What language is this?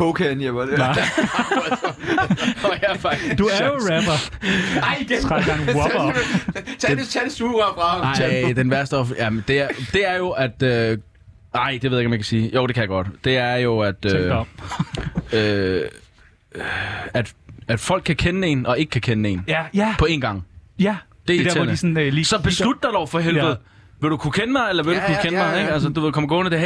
Danish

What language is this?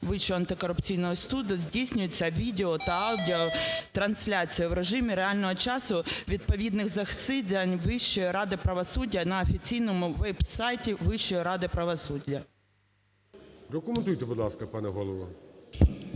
Ukrainian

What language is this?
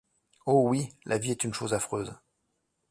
French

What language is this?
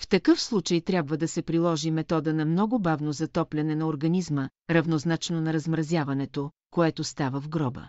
Bulgarian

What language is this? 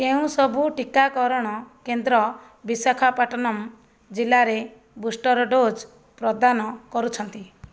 Odia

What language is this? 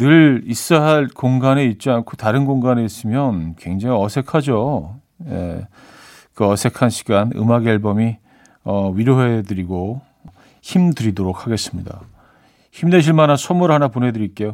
Korean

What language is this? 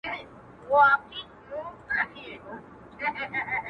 Pashto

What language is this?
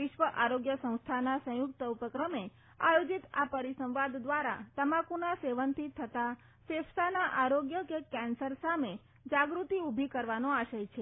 Gujarati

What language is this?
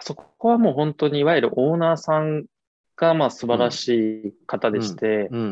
Japanese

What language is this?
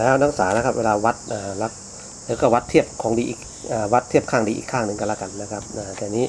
Thai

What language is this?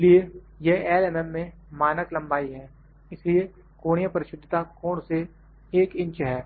Hindi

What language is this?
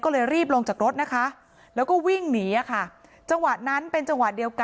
Thai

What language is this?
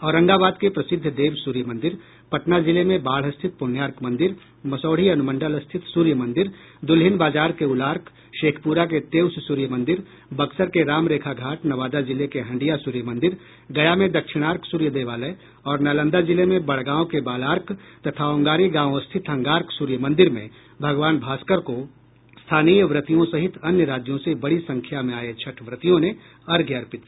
Hindi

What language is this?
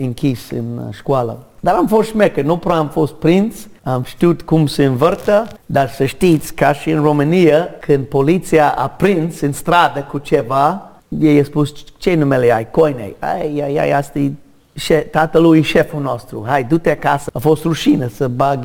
Romanian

